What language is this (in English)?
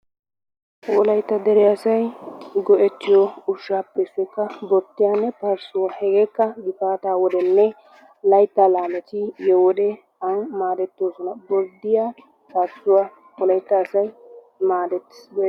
Wolaytta